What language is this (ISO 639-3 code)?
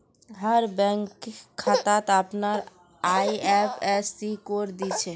mag